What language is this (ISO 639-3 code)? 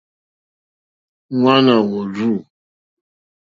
bri